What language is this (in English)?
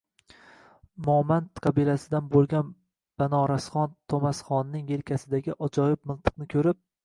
Uzbek